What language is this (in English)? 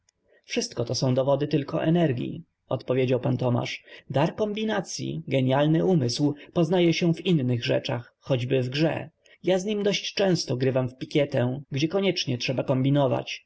Polish